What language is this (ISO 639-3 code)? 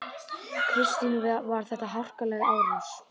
isl